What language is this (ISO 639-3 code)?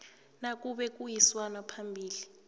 nbl